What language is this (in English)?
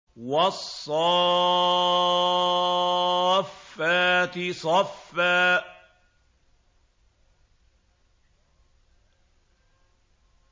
Arabic